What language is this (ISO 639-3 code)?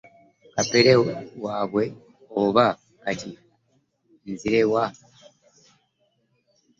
lug